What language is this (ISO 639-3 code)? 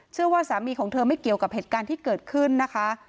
tha